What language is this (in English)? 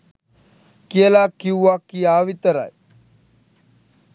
Sinhala